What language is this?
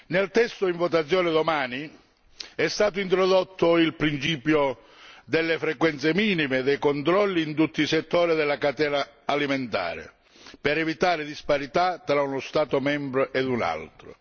Italian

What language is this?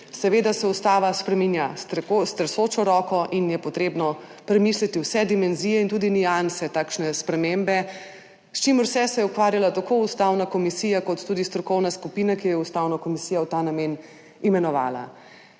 Slovenian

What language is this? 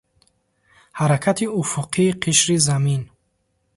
Tajik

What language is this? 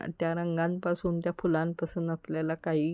Marathi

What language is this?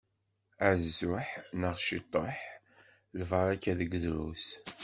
Kabyle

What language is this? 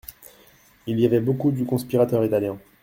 French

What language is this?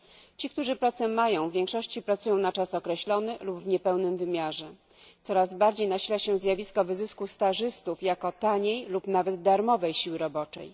Polish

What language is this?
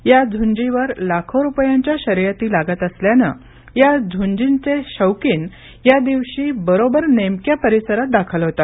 Marathi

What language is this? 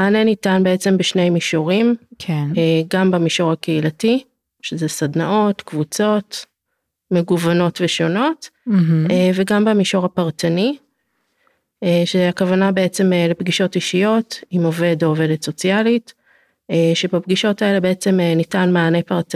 Hebrew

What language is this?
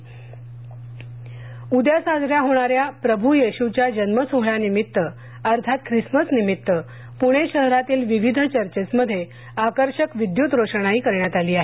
Marathi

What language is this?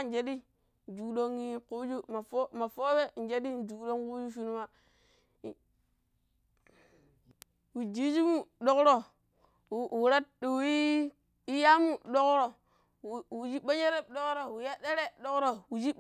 Pero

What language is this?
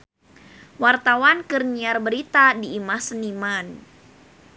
Sundanese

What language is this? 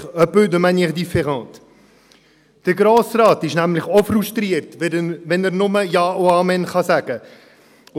Swiss German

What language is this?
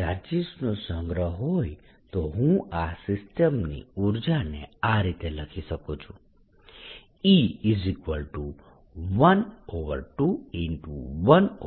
Gujarati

